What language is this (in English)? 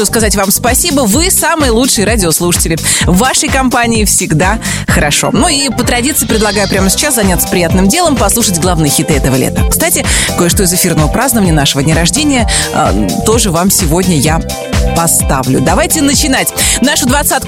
Russian